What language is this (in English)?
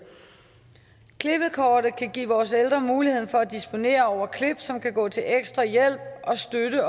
Danish